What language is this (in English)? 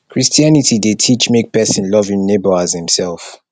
Nigerian Pidgin